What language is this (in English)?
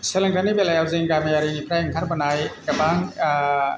Bodo